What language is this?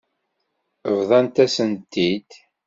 Kabyle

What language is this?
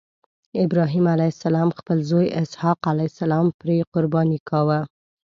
Pashto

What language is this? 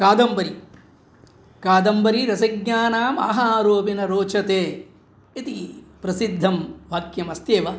Sanskrit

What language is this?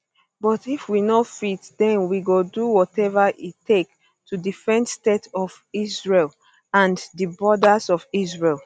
Nigerian Pidgin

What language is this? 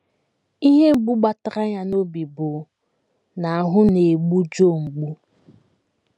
Igbo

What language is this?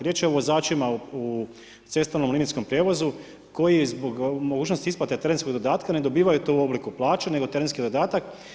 Croatian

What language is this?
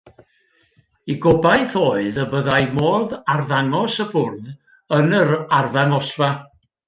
Welsh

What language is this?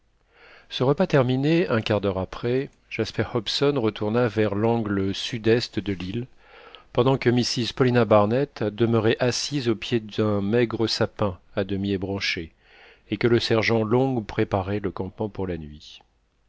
French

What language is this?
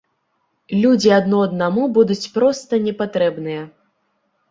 Belarusian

